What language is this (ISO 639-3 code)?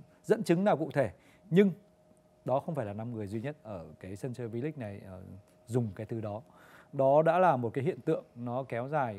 vie